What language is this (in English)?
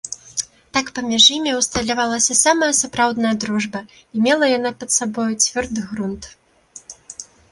Belarusian